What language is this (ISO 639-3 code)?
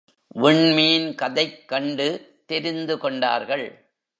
tam